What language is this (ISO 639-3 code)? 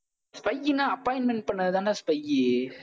tam